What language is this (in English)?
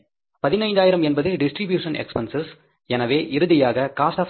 Tamil